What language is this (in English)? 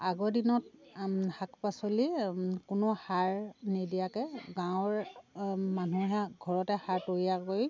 Assamese